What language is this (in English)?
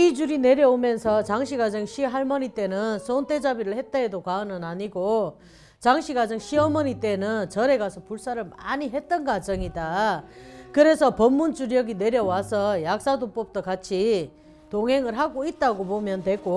Korean